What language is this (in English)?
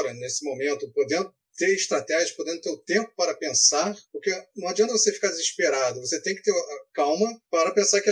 Portuguese